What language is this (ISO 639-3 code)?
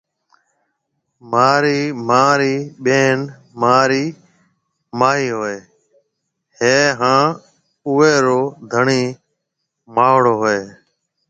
mve